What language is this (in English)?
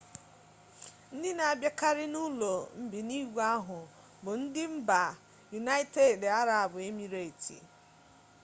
Igbo